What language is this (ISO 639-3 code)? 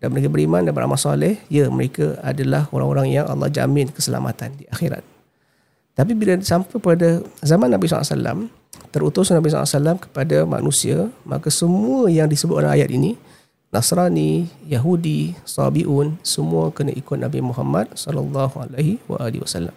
msa